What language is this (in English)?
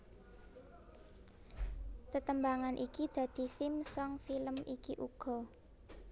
Javanese